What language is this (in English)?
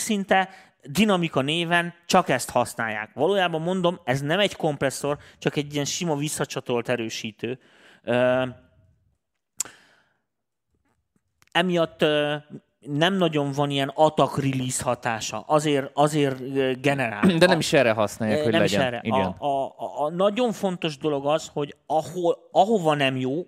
Hungarian